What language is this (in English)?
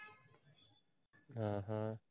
Tamil